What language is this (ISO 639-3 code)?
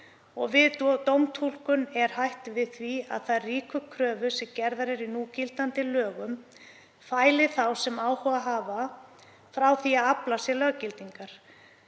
isl